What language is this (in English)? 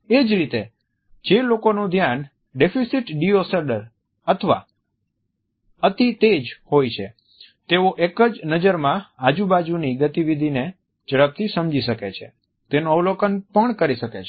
Gujarati